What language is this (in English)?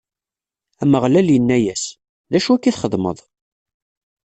Kabyle